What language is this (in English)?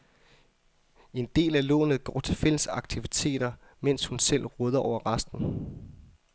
Danish